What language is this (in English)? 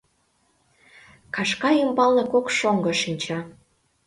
Mari